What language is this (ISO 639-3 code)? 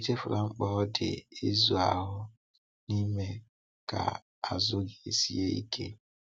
ibo